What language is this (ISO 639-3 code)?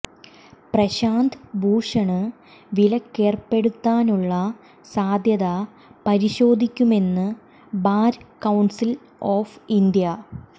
mal